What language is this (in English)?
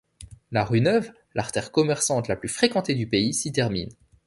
French